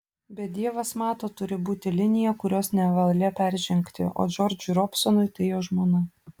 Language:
Lithuanian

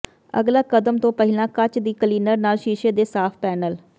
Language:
Punjabi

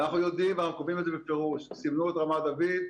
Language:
Hebrew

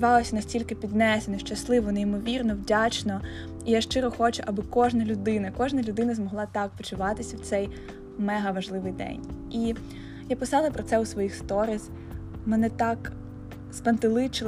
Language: Ukrainian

